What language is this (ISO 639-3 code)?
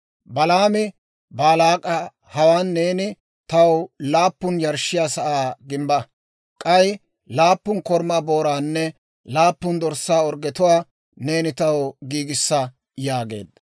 dwr